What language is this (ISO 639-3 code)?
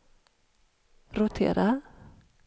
swe